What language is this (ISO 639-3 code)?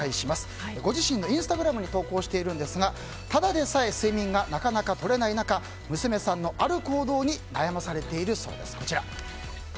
jpn